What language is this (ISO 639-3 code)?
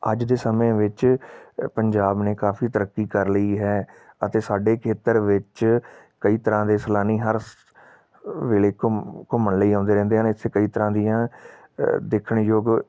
pan